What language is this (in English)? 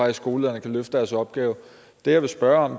Danish